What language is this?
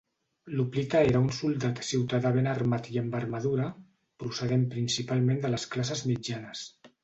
Catalan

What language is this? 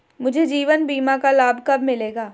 Hindi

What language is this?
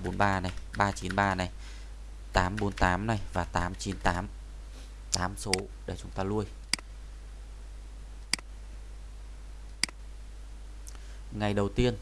Vietnamese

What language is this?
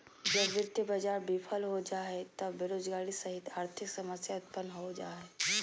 Magahi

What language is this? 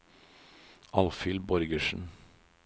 Norwegian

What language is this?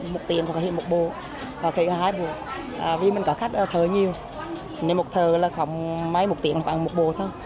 Vietnamese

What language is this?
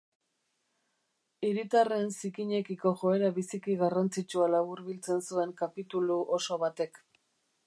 Basque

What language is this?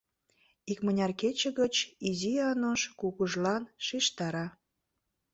Mari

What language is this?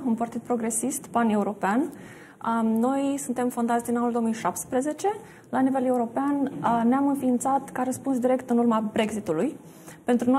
Romanian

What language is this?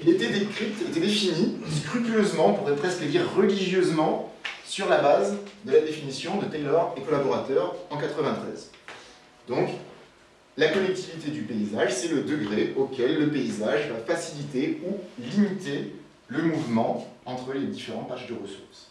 French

